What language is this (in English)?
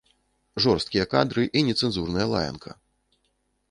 Belarusian